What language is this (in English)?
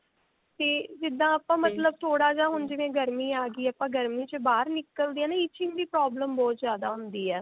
Punjabi